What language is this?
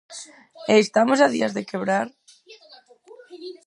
Galician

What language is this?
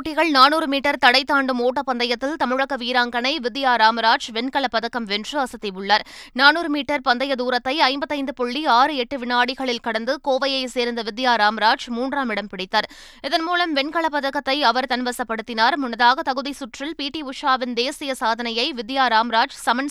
Tamil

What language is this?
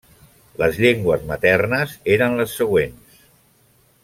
Catalan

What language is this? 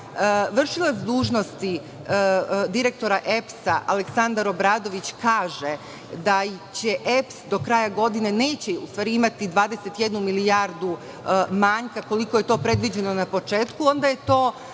Serbian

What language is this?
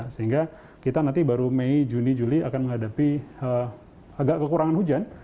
Indonesian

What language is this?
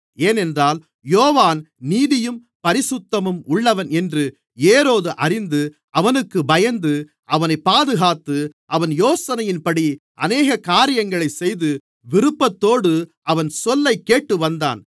Tamil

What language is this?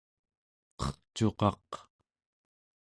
Central Yupik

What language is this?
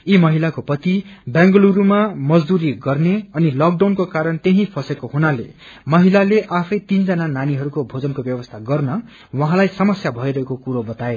Nepali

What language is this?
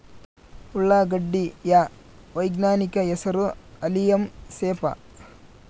Kannada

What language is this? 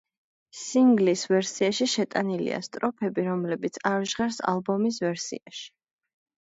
Georgian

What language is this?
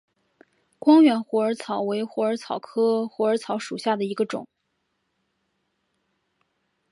Chinese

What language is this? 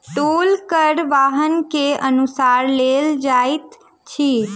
Maithili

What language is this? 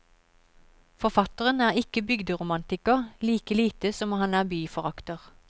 Norwegian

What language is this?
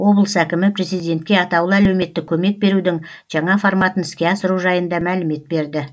Kazakh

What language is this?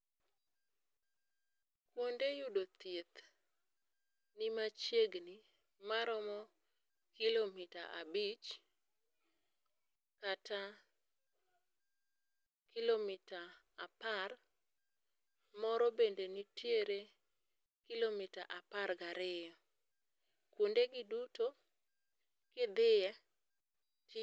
Luo (Kenya and Tanzania)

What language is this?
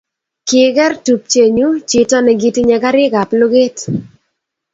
Kalenjin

